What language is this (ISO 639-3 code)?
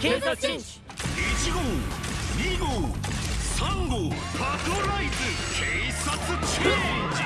jpn